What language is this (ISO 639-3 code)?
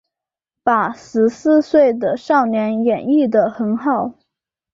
zho